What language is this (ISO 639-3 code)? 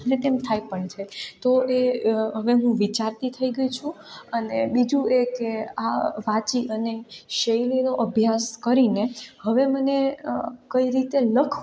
guj